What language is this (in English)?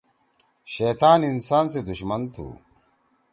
Torwali